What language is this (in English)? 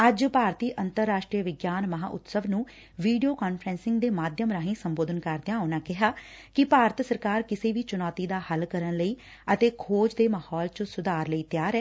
Punjabi